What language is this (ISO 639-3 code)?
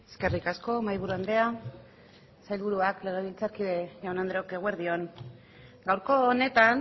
eus